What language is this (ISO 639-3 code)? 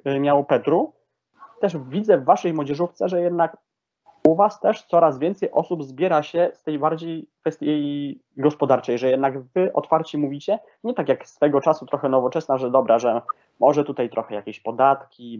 pol